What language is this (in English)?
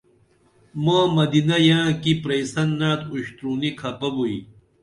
Dameli